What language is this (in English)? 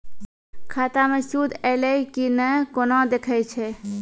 Maithili